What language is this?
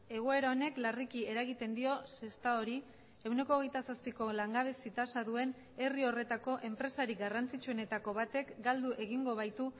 Basque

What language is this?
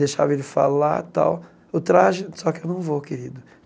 Portuguese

